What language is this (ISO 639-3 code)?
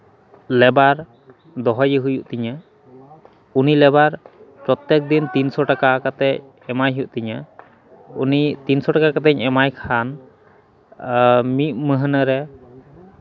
sat